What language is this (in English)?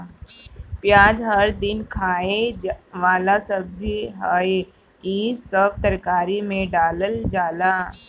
Bhojpuri